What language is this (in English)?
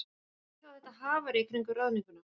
Icelandic